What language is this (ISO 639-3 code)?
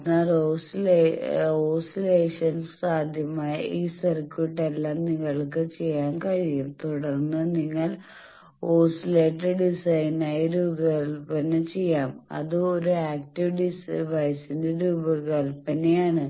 mal